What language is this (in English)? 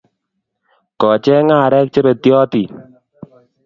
Kalenjin